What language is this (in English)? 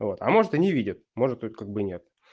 Russian